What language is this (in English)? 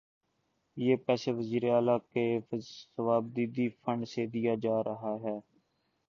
Urdu